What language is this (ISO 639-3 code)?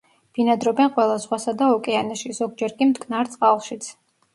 kat